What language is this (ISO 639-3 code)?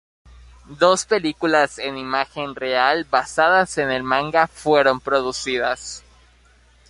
spa